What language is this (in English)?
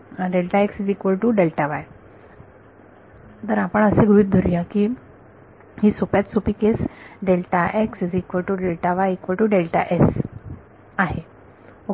Marathi